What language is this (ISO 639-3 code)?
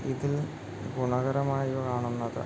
mal